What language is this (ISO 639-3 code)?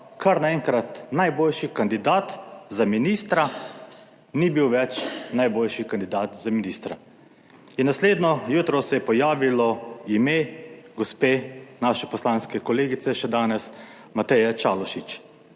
slv